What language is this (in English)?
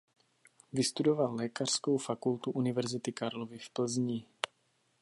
Czech